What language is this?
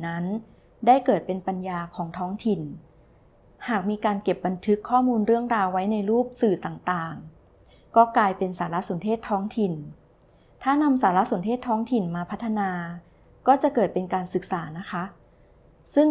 Thai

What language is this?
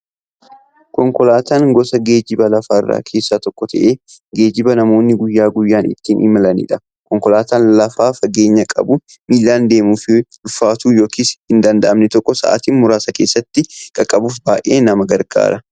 Oromo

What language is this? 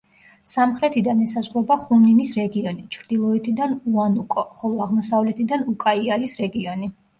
Georgian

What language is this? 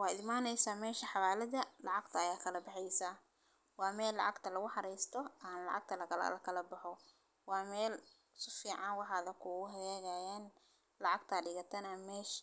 Somali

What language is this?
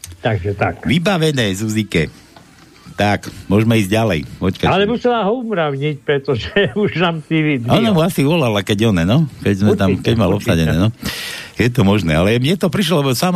Slovak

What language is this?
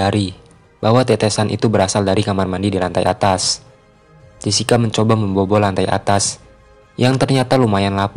Indonesian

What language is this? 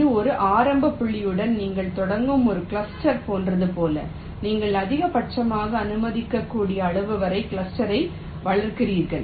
Tamil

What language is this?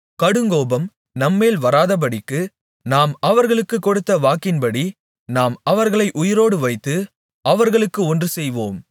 Tamil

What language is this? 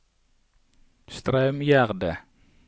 Norwegian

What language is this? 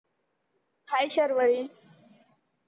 Marathi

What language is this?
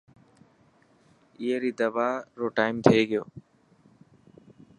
Dhatki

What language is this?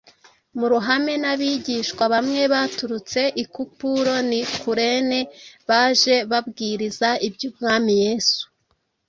Kinyarwanda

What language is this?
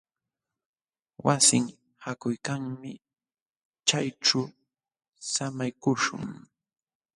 Jauja Wanca Quechua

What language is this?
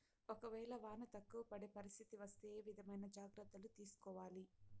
Telugu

